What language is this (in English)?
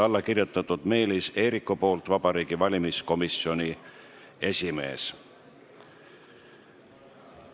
Estonian